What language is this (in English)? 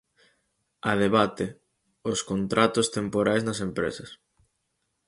Galician